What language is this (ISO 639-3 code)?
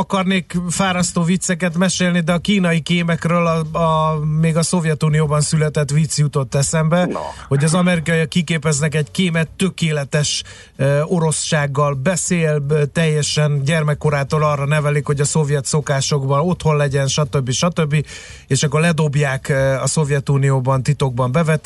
hun